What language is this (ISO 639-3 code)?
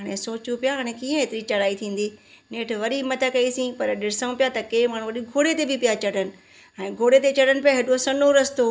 snd